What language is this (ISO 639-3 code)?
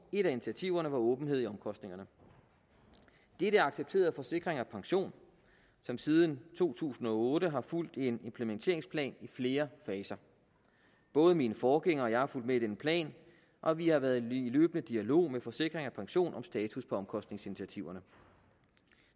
dan